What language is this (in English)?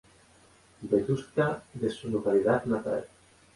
Spanish